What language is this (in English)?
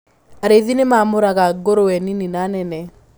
Kikuyu